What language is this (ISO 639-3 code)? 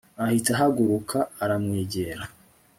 kin